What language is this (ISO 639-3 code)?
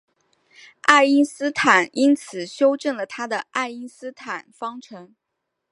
zho